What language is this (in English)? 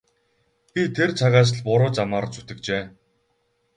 Mongolian